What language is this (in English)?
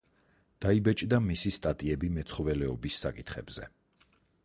Georgian